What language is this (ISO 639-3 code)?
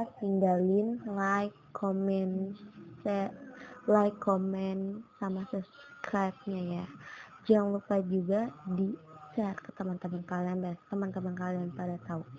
ind